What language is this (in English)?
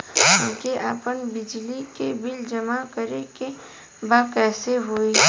Bhojpuri